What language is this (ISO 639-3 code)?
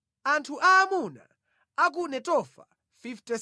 nya